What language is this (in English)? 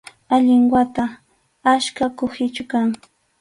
Arequipa-La Unión Quechua